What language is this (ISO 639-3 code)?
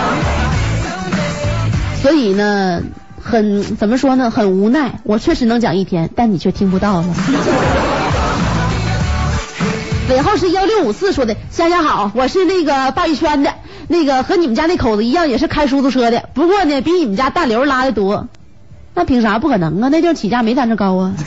zho